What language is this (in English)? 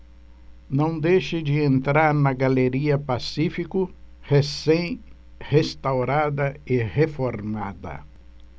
Portuguese